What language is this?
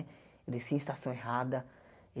Portuguese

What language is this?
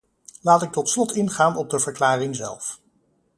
Dutch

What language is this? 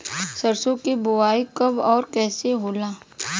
Bhojpuri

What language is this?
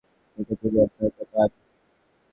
Bangla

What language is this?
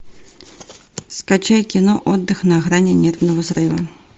Russian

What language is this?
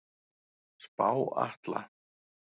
Icelandic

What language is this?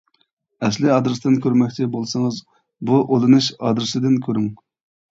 Uyghur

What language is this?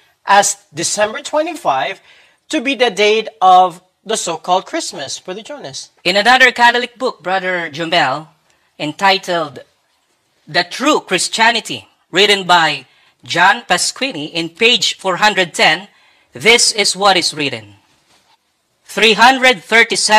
Filipino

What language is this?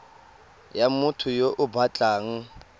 Tswana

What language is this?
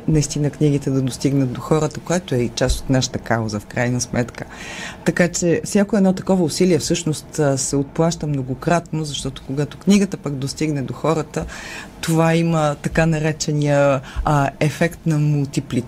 Bulgarian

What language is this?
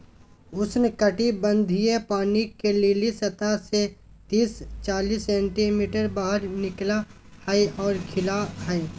Magahi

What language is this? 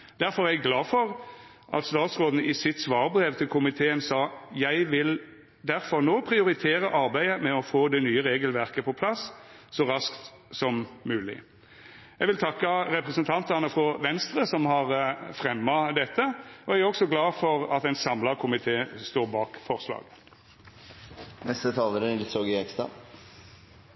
Norwegian Nynorsk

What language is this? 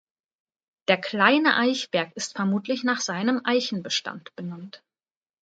German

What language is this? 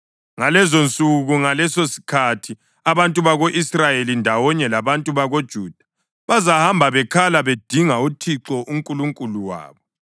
North Ndebele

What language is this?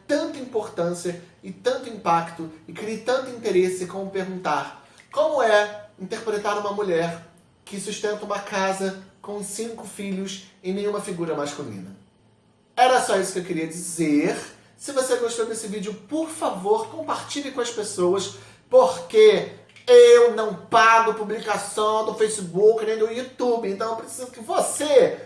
Portuguese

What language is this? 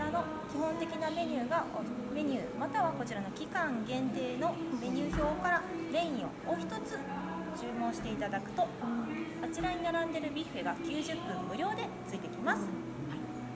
Japanese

